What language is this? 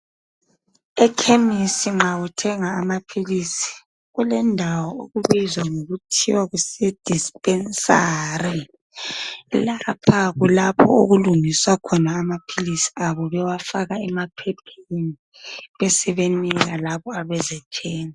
North Ndebele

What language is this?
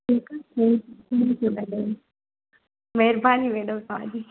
Sindhi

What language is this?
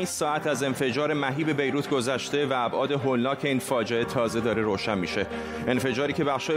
Persian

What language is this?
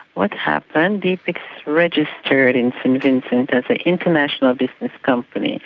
English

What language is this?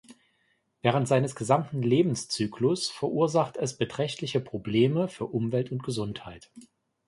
German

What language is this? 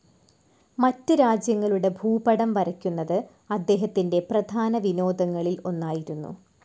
Malayalam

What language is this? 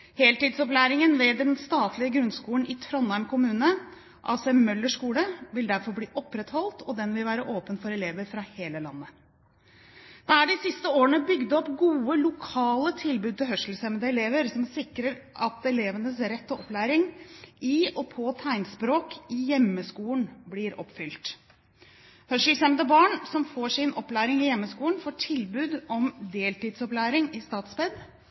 Norwegian Bokmål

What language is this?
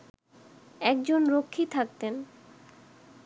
Bangla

